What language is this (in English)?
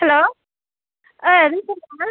Bodo